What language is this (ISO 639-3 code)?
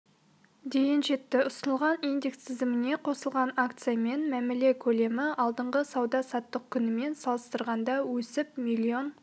kaz